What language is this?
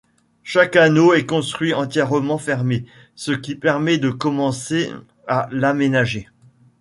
French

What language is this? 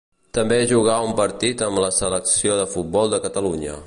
Catalan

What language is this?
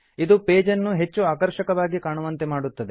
Kannada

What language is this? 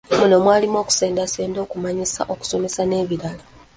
Ganda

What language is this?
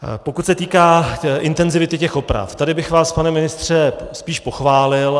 Czech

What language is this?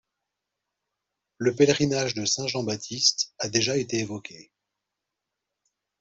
French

